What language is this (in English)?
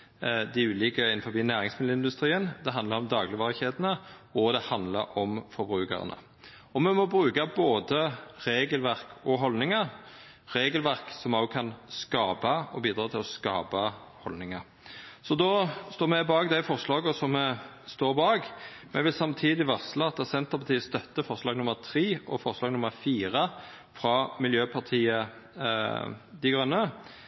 Norwegian Nynorsk